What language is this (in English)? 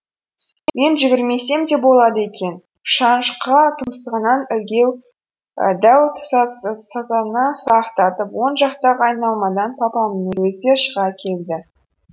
Kazakh